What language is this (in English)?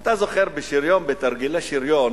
Hebrew